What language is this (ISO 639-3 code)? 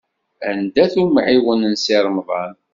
kab